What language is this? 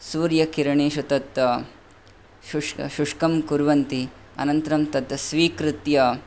Sanskrit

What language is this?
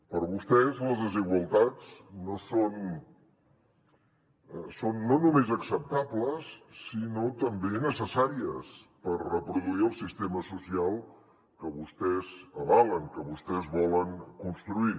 Catalan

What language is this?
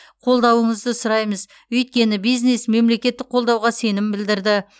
Kazakh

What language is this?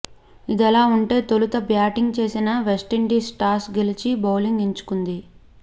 Telugu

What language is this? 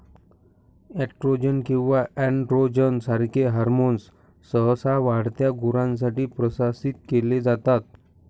Marathi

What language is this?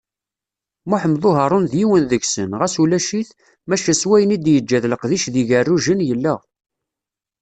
Kabyle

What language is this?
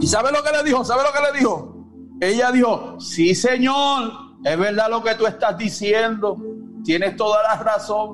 Spanish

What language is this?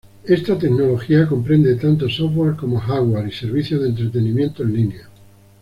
Spanish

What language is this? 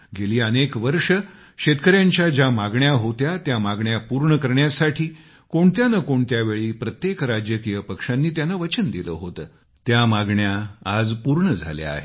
Marathi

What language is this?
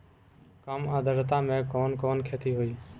Bhojpuri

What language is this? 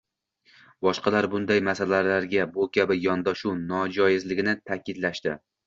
Uzbek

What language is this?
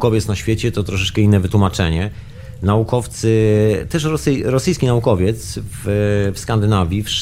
Polish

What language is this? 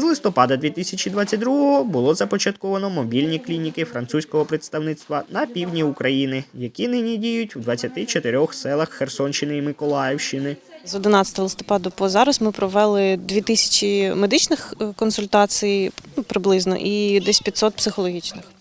Ukrainian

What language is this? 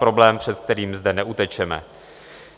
Czech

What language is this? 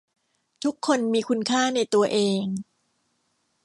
Thai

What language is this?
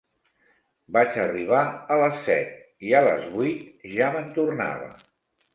Catalan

